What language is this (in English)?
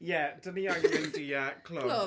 Welsh